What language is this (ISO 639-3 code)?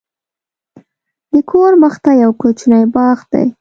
pus